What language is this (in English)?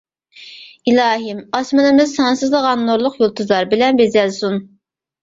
Uyghur